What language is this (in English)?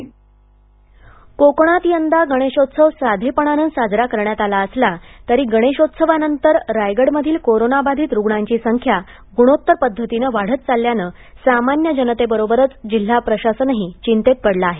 Marathi